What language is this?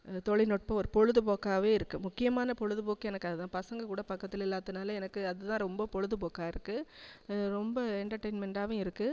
Tamil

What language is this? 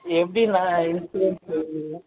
Tamil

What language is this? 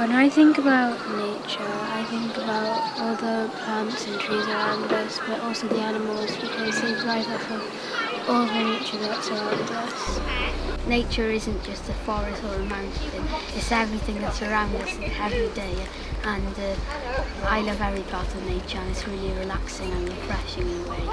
English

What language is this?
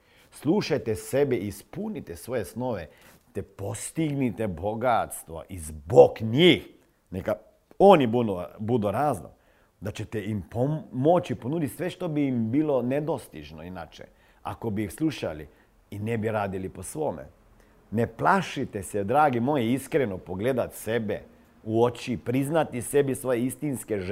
Croatian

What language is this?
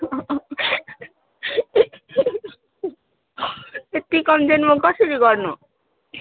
Nepali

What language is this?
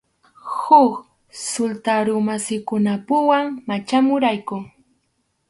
Arequipa-La Unión Quechua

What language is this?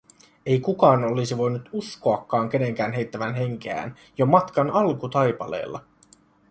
Finnish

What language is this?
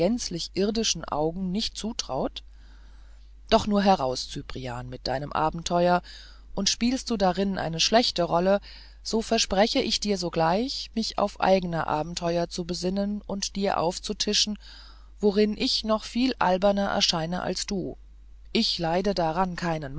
German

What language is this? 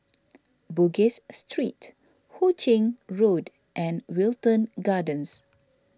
English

